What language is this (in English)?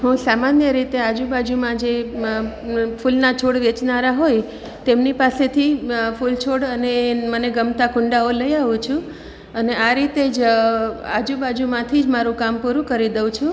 Gujarati